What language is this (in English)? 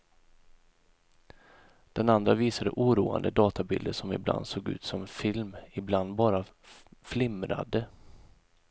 Swedish